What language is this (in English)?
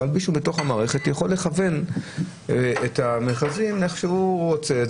Hebrew